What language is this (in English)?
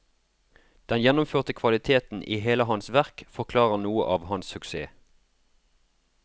Norwegian